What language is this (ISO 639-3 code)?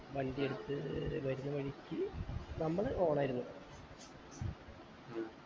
mal